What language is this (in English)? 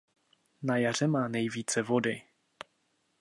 Czech